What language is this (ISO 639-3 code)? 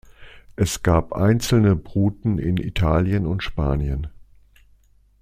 deu